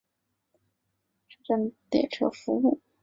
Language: Chinese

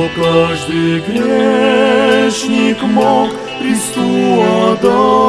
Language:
Russian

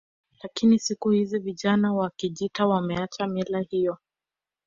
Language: Swahili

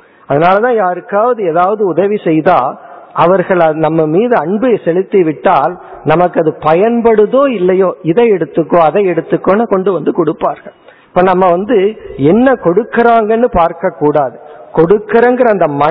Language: Tamil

